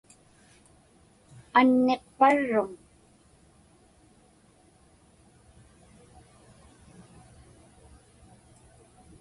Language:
Inupiaq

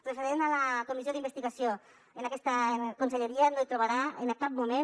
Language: Catalan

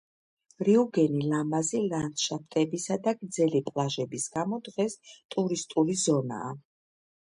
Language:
Georgian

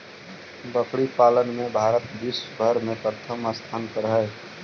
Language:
Magahi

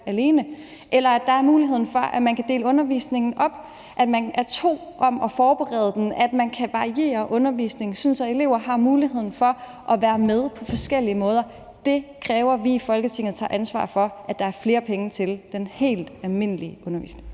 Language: Danish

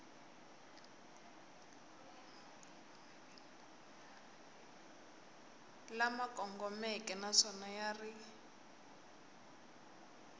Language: Tsonga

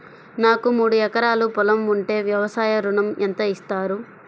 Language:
Telugu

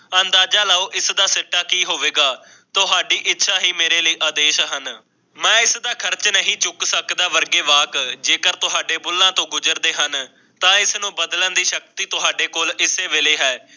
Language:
Punjabi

